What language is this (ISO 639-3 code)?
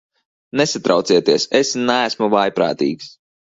lav